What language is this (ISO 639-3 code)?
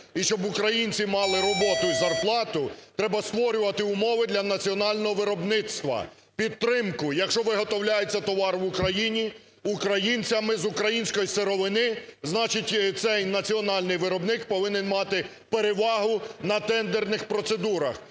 ukr